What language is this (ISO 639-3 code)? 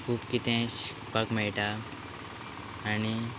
kok